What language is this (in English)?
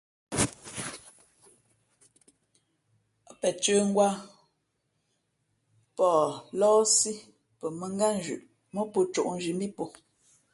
Fe'fe'